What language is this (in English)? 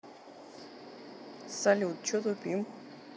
Russian